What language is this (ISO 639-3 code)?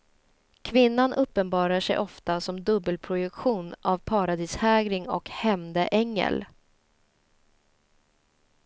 swe